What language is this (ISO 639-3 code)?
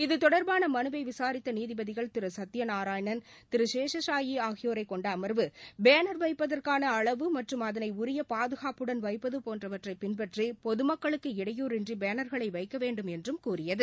tam